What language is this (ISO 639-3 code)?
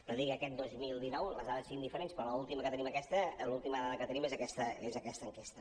cat